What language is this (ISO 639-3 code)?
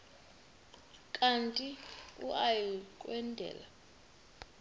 xho